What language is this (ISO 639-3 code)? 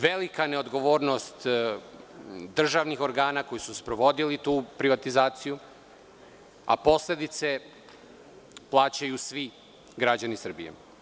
srp